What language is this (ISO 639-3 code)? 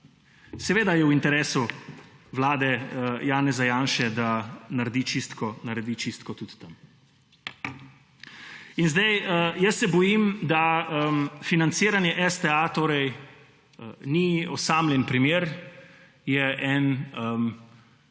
slv